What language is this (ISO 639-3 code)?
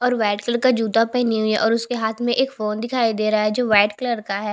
hin